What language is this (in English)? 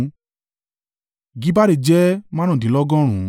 Yoruba